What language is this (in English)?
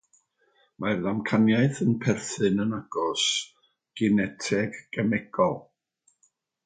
Welsh